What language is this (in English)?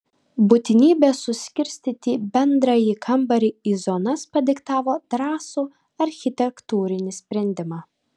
Lithuanian